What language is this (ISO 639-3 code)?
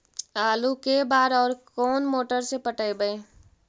mag